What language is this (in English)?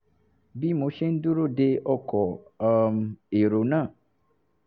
Yoruba